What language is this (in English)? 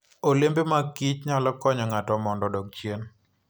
Luo (Kenya and Tanzania)